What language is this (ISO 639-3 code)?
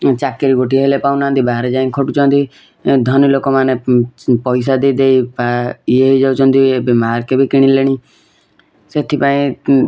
ori